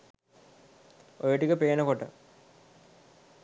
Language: Sinhala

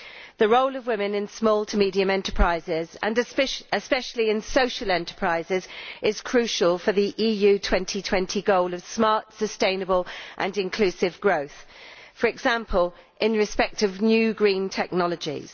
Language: English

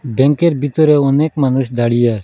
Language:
Bangla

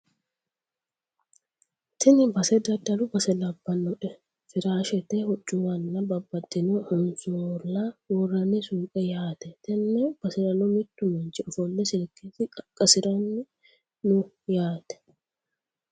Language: Sidamo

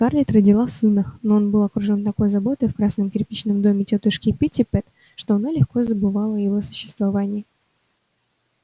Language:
Russian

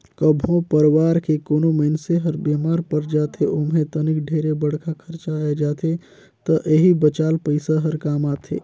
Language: Chhattisgarhi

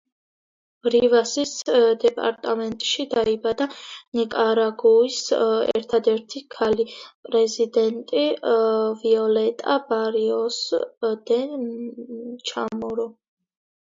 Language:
Georgian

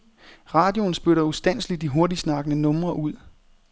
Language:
Danish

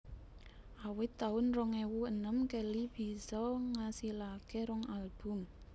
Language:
Javanese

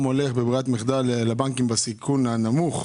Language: Hebrew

